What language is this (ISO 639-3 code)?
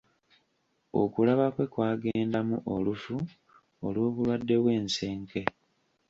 lug